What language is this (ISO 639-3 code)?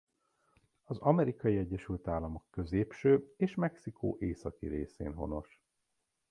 hun